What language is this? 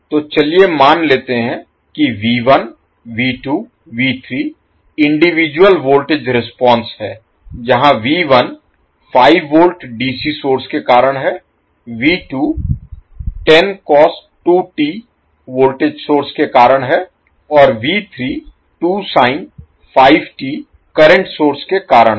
Hindi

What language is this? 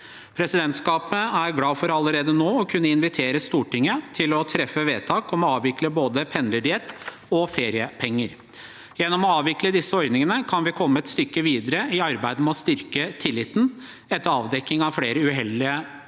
Norwegian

